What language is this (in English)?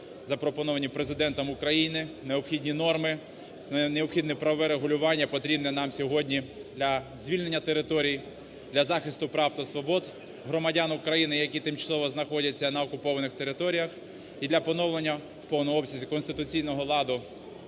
Ukrainian